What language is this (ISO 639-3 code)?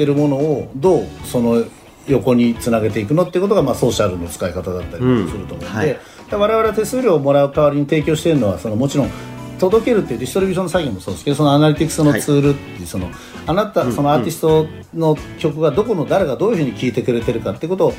jpn